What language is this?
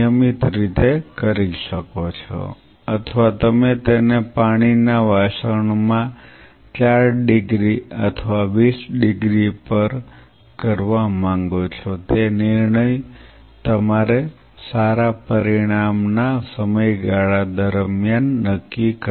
Gujarati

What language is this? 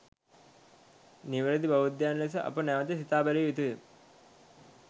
Sinhala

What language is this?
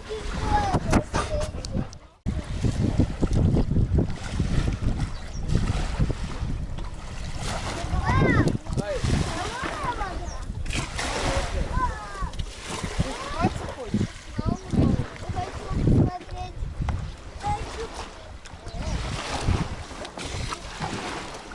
Russian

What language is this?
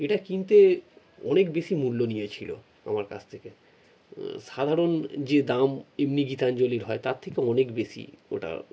Bangla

